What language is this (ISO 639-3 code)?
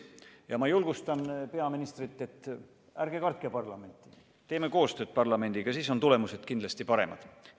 est